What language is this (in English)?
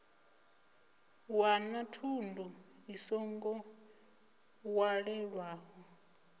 Venda